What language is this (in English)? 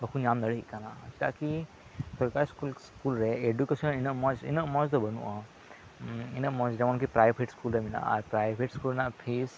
Santali